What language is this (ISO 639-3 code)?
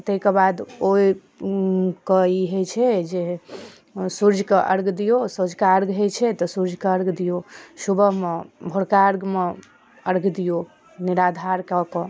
mai